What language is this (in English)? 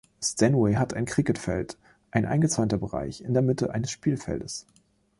German